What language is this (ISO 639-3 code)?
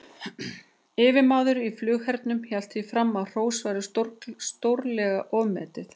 isl